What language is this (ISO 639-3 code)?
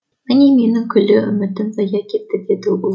kaz